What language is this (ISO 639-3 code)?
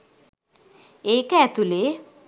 sin